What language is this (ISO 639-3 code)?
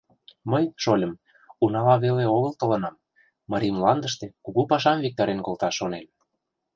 chm